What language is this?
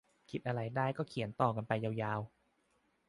Thai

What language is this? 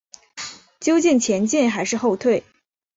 Chinese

